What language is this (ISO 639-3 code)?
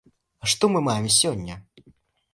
bel